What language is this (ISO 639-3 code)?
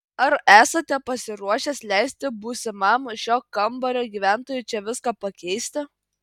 lit